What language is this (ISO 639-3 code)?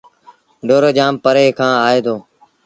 sbn